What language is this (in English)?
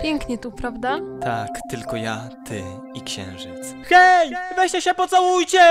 Polish